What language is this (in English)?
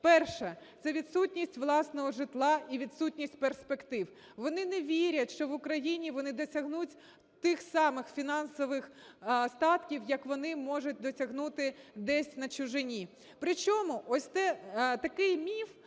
Ukrainian